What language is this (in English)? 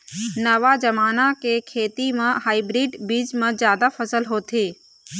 Chhattisgarhi